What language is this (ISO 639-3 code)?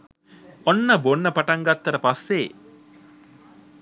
sin